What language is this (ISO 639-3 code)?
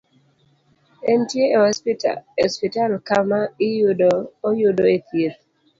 luo